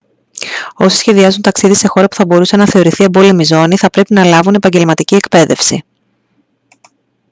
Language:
Greek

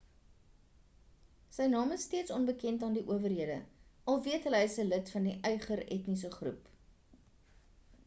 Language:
Afrikaans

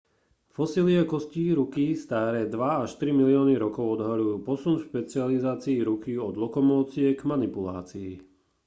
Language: Slovak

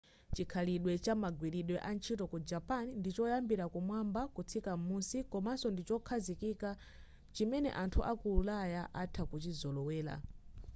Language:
Nyanja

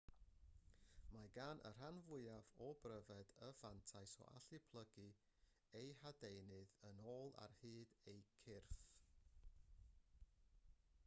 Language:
Welsh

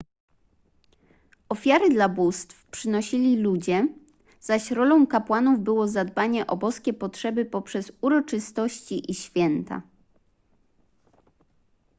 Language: Polish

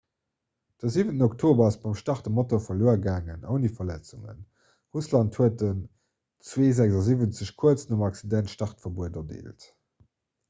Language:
Luxembourgish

